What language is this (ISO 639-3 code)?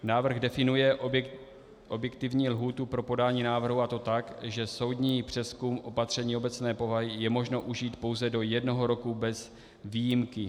ces